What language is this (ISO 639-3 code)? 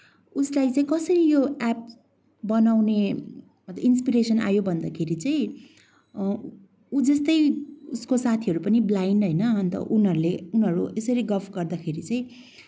nep